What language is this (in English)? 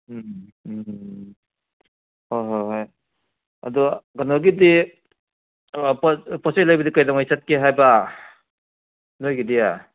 Manipuri